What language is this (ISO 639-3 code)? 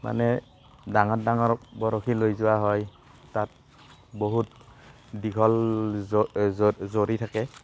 asm